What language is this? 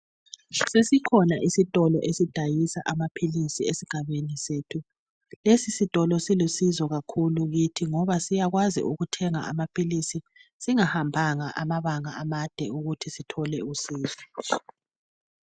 North Ndebele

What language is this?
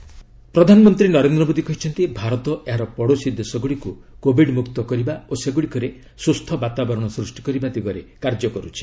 Odia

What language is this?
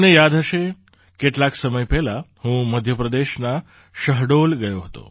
Gujarati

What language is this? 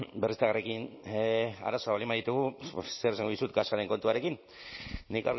Basque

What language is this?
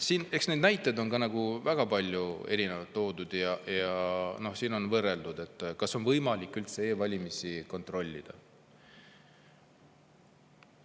Estonian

